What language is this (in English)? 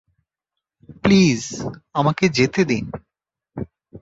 Bangla